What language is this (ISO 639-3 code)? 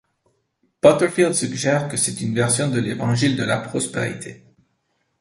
fra